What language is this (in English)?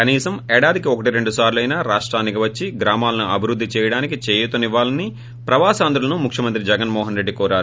Telugu